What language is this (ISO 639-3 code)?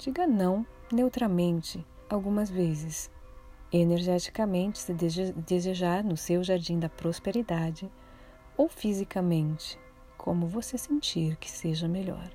por